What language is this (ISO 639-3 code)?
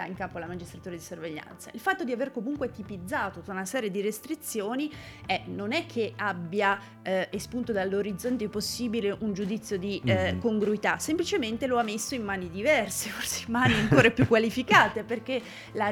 ita